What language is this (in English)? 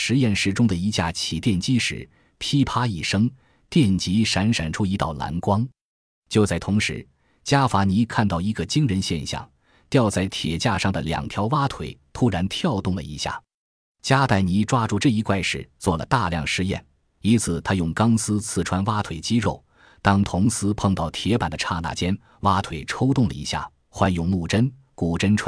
Chinese